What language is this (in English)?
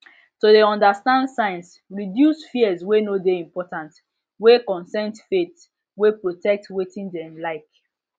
Nigerian Pidgin